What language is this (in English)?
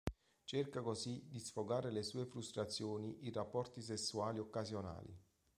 Italian